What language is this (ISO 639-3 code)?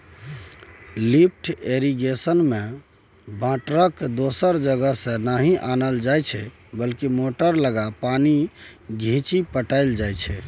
mai